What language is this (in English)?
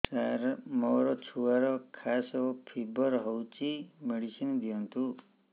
Odia